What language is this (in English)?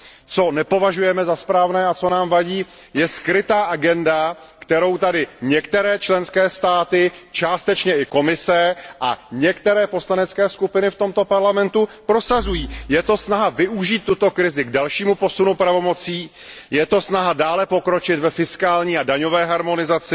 Czech